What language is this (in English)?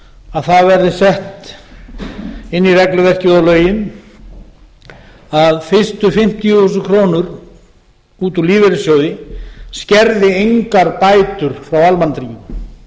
Icelandic